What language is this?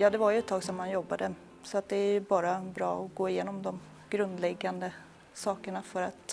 Swedish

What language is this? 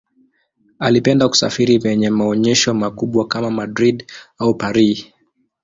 Swahili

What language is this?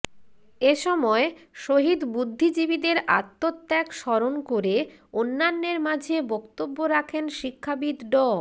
Bangla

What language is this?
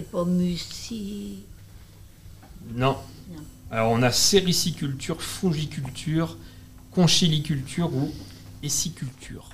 French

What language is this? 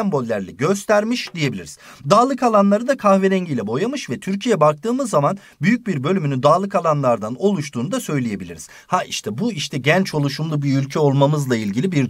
Turkish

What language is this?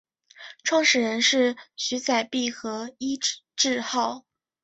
Chinese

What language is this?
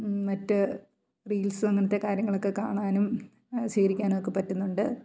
Malayalam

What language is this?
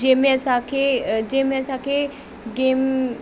Sindhi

